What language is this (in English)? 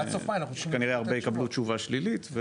Hebrew